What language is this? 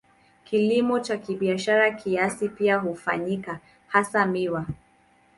Swahili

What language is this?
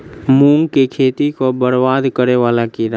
Maithili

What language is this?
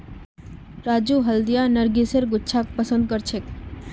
Magahi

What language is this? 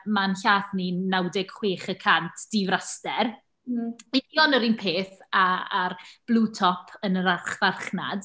Welsh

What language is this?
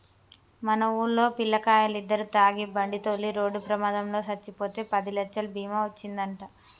Telugu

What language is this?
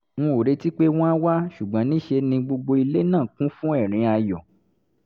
Yoruba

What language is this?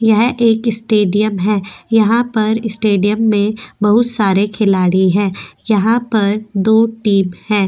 Hindi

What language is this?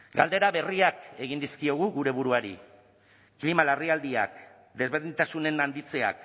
Basque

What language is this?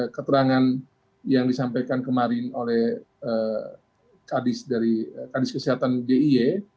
Indonesian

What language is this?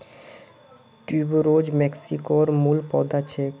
Magahi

